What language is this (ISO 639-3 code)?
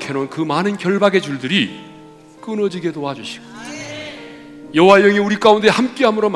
kor